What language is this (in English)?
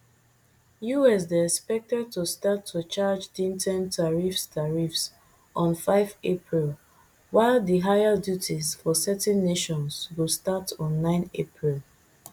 Nigerian Pidgin